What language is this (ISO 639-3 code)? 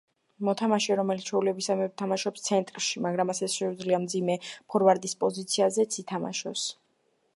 kat